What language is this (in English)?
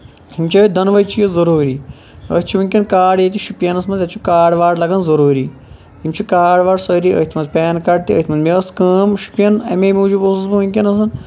Kashmiri